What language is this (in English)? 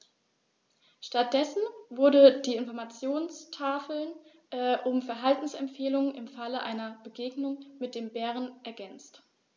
German